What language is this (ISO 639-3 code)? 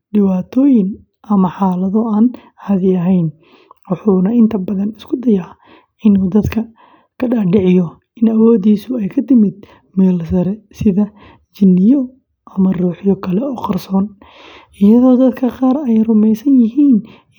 som